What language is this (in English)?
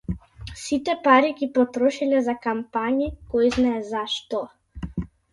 Macedonian